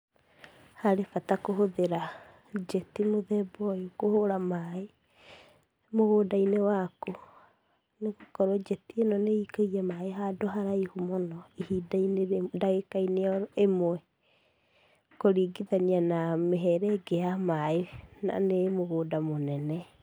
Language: Kikuyu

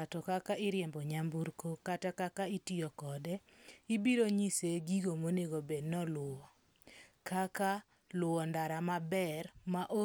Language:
Luo (Kenya and Tanzania)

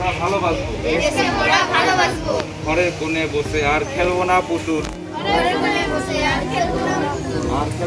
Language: Indonesian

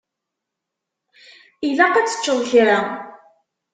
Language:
Kabyle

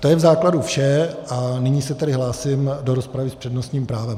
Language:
Czech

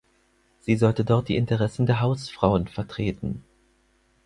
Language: German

